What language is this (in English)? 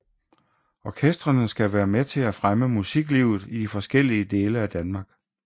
Danish